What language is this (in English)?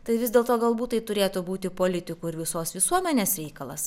Lithuanian